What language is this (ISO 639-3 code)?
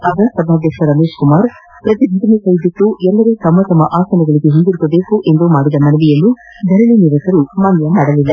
kan